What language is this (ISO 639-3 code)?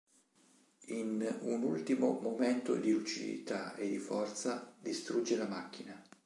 ita